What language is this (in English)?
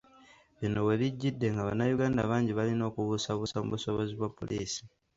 Ganda